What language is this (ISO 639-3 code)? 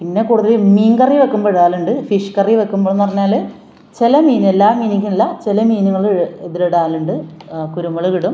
mal